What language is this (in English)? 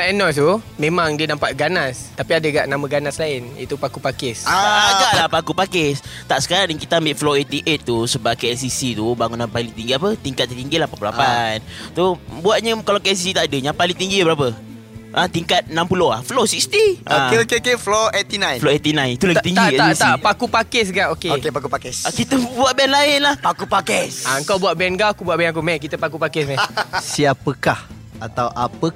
Malay